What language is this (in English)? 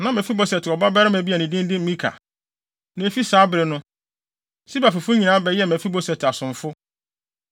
Akan